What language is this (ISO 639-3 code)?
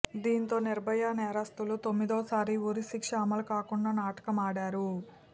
tel